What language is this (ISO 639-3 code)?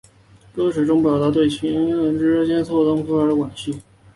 zho